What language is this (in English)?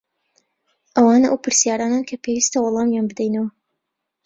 Central Kurdish